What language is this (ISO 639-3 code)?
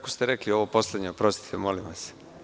srp